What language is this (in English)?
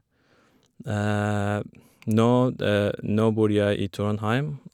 Norwegian